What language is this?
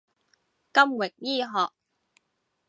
Cantonese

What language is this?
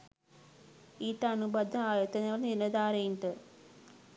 Sinhala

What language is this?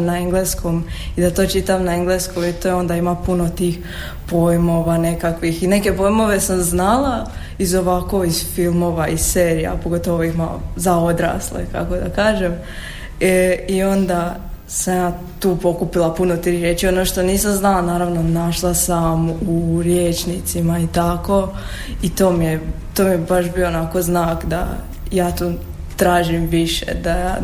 Croatian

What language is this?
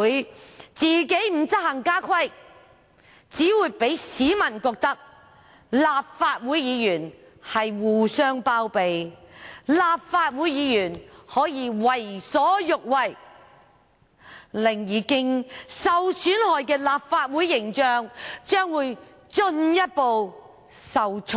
Cantonese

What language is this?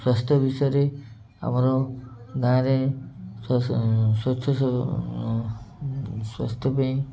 Odia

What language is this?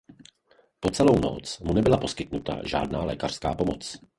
Czech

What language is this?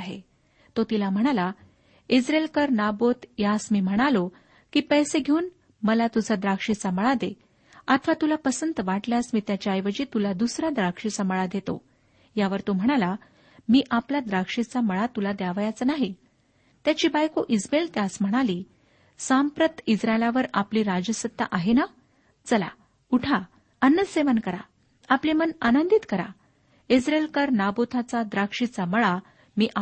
Marathi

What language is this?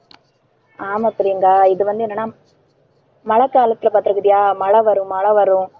Tamil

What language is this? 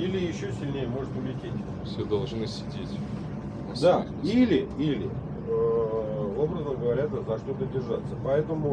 Russian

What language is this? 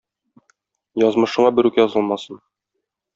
Tatar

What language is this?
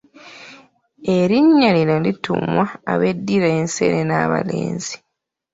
Ganda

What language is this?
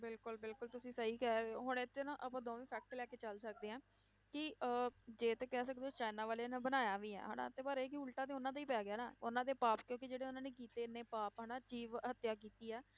Punjabi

